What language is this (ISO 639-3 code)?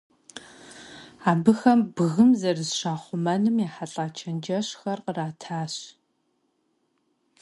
kbd